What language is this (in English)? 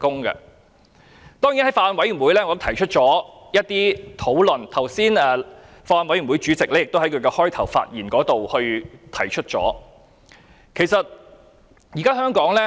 Cantonese